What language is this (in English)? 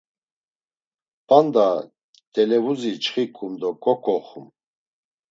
Laz